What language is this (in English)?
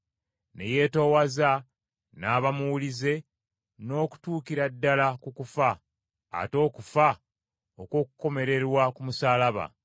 Ganda